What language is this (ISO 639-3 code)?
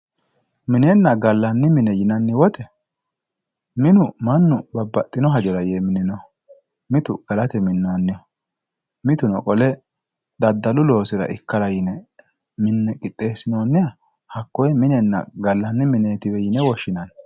sid